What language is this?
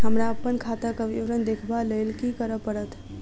Maithili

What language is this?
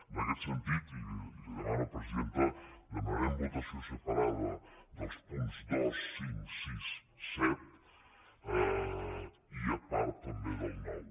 Catalan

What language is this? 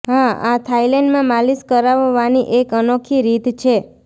Gujarati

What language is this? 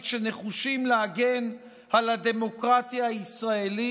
Hebrew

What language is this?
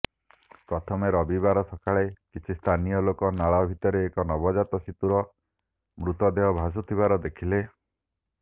Odia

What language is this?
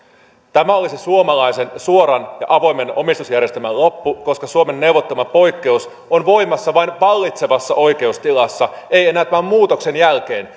Finnish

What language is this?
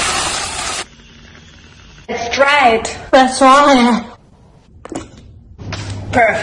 English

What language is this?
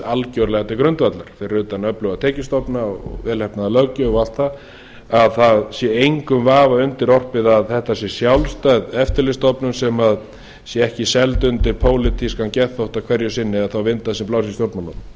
Icelandic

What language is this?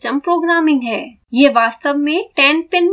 Hindi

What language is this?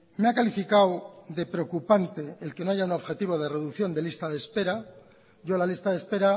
Spanish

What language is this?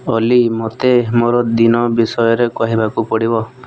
Odia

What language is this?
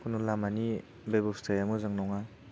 Bodo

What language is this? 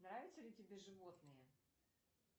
Russian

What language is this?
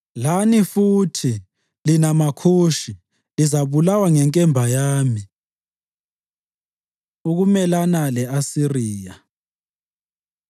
North Ndebele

